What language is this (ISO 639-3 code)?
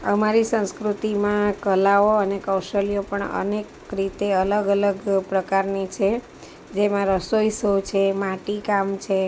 guj